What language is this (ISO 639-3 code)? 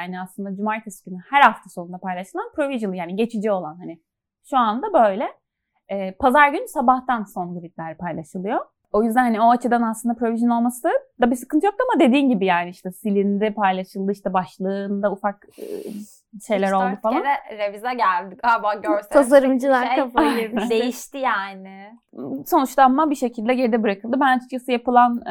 tur